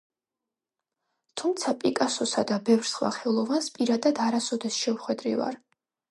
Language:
Georgian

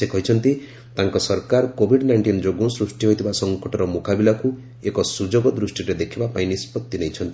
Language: Odia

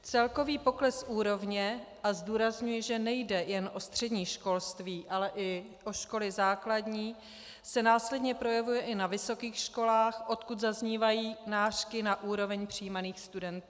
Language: Czech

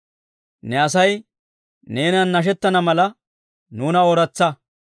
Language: Dawro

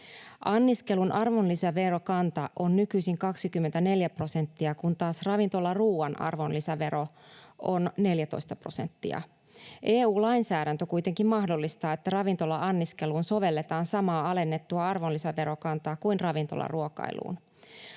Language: Finnish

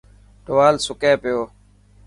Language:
Dhatki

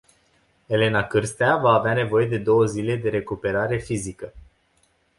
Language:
Romanian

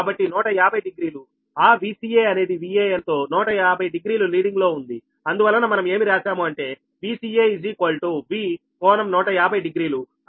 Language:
Telugu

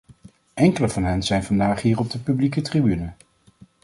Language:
Dutch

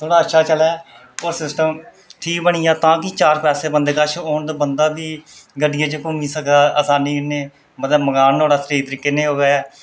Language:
Dogri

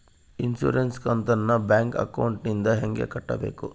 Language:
Kannada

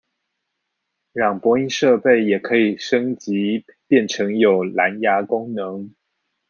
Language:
Chinese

